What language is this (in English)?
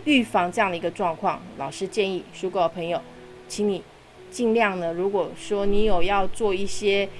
Chinese